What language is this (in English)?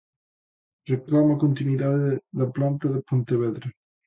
Galician